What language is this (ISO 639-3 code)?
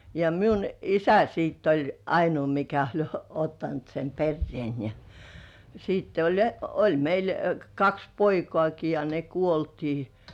fin